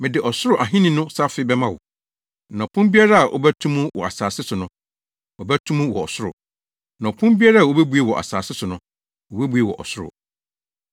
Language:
Akan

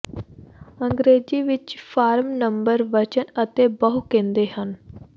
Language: Punjabi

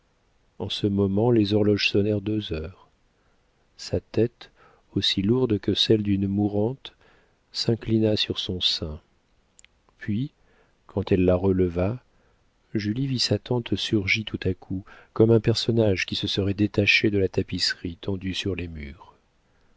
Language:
French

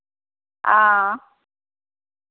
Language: Dogri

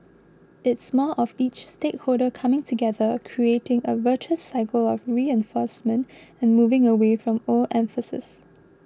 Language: English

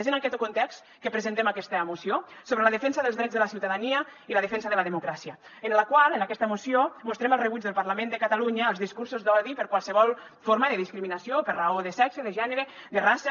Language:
Catalan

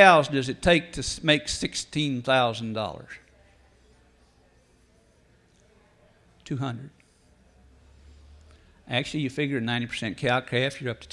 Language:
English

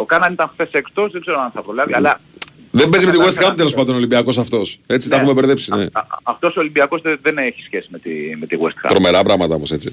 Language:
Greek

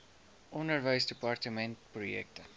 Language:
Afrikaans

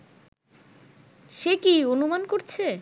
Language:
Bangla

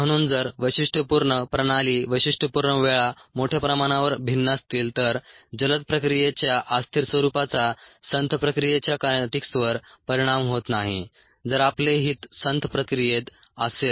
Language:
Marathi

